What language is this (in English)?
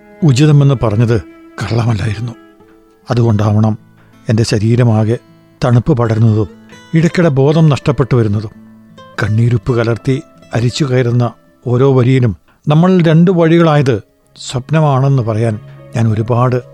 Malayalam